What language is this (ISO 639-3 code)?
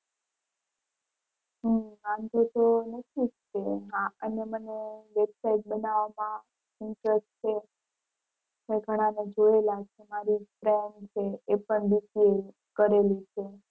guj